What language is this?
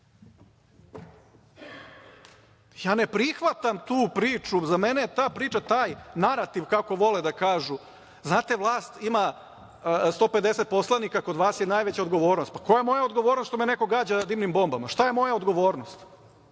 Serbian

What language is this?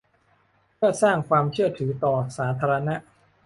Thai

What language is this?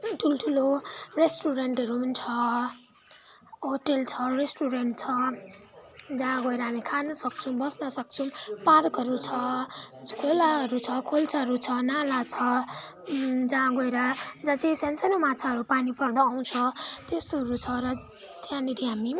Nepali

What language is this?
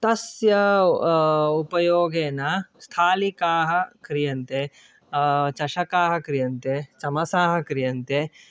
Sanskrit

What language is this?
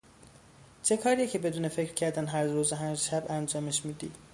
Persian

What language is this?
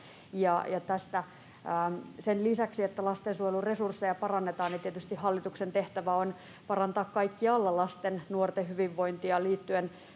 Finnish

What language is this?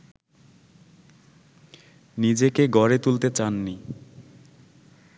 Bangla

